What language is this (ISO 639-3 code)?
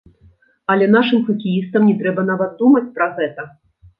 bel